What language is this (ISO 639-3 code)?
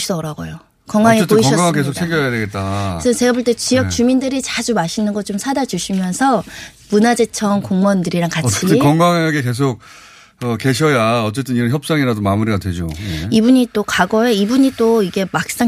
kor